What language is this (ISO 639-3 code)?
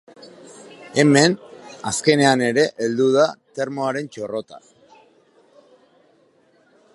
eus